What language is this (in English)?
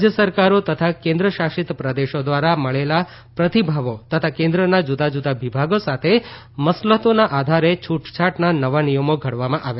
Gujarati